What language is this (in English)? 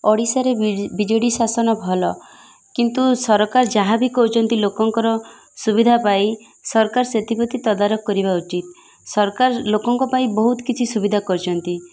Odia